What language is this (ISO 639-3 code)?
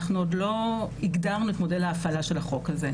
heb